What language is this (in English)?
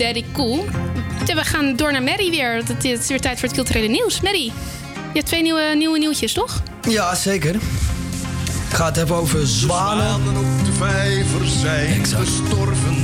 Dutch